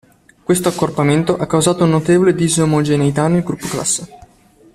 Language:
Italian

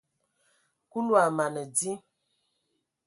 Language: Ewondo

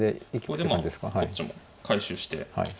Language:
Japanese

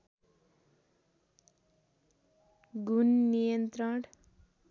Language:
Nepali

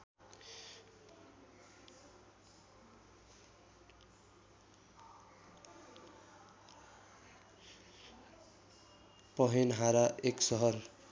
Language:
Nepali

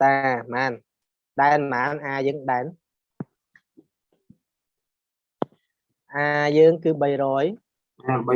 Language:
Vietnamese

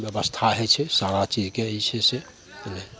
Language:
Maithili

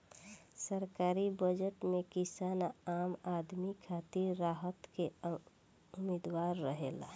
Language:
Bhojpuri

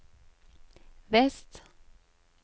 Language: Norwegian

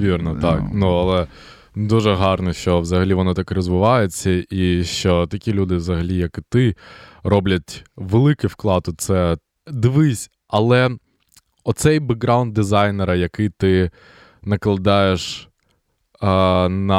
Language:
Ukrainian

